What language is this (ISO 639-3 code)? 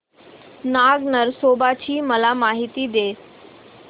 mar